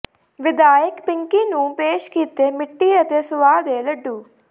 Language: Punjabi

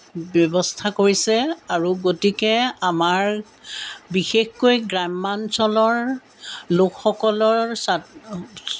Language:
Assamese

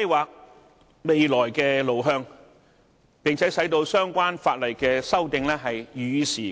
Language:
Cantonese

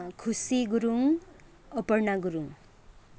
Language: Nepali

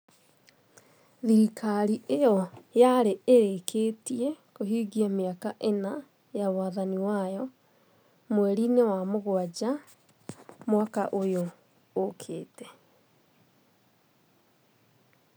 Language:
Kikuyu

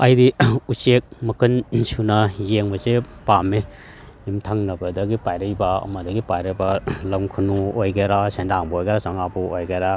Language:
Manipuri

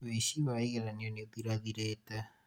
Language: Kikuyu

